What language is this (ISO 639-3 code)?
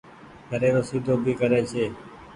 gig